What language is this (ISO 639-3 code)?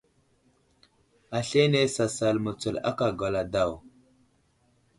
udl